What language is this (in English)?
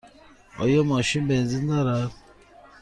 Persian